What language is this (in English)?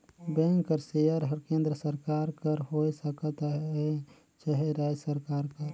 Chhattisgarhi